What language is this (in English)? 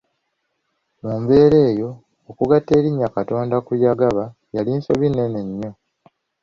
Ganda